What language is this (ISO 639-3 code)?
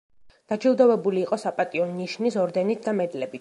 kat